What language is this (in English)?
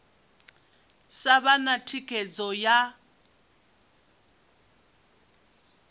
Venda